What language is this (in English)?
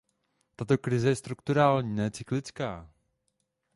Czech